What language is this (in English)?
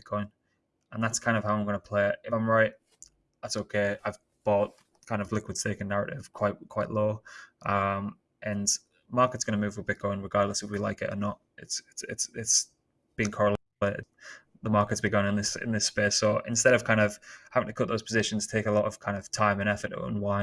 English